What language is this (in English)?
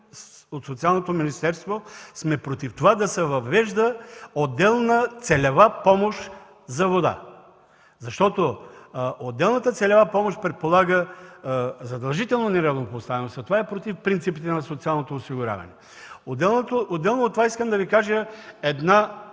Bulgarian